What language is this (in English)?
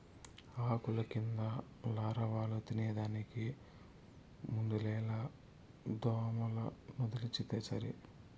Telugu